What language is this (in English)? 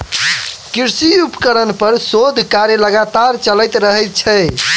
Maithili